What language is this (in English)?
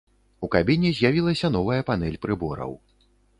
Belarusian